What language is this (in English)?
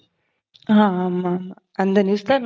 Tamil